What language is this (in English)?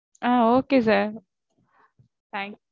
Tamil